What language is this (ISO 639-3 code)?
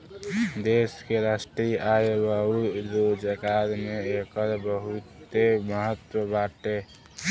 bho